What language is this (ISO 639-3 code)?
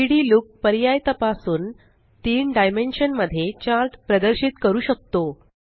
mar